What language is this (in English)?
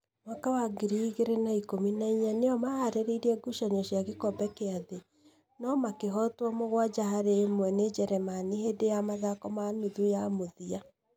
Kikuyu